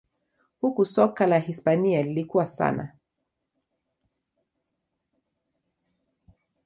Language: Swahili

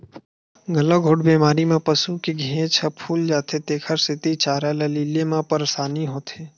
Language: Chhattisgarhi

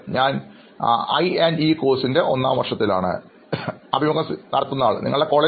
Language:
Malayalam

